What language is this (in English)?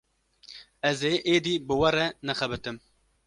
Kurdish